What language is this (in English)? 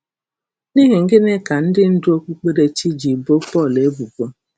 Igbo